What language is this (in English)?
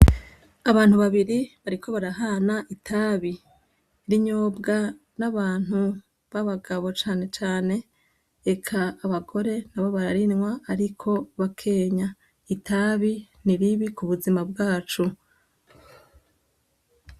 Rundi